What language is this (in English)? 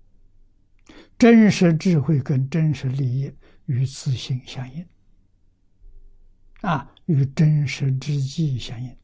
Chinese